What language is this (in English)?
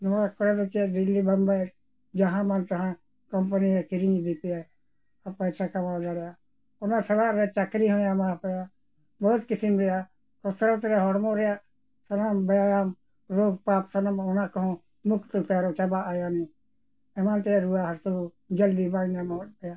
Santali